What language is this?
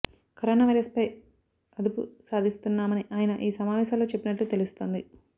Telugu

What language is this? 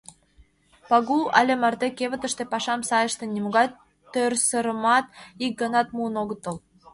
Mari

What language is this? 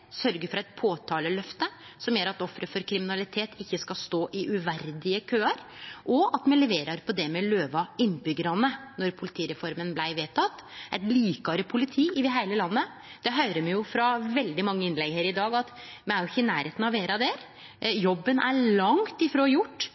Norwegian Nynorsk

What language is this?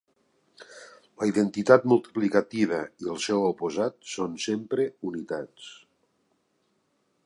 Catalan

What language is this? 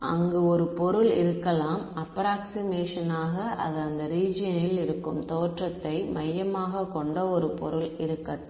Tamil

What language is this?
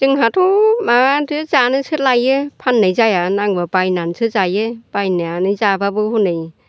Bodo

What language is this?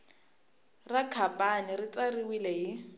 Tsonga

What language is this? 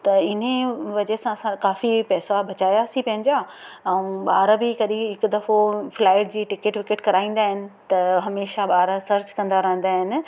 Sindhi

